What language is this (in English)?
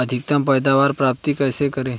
Hindi